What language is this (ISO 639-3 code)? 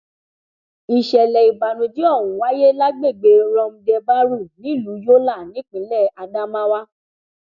yor